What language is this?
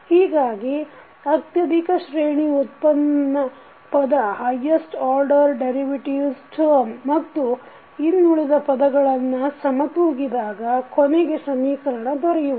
Kannada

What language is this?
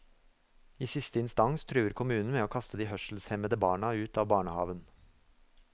Norwegian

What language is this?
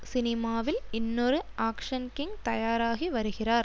Tamil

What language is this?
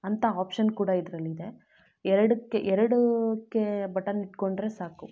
Kannada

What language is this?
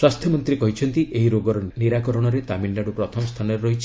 Odia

